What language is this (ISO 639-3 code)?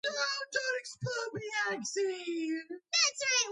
kat